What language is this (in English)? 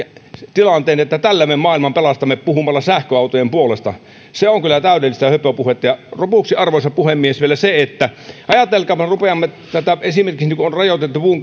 Finnish